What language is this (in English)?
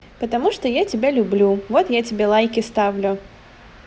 Russian